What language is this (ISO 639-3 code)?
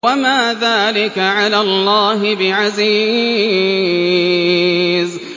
ara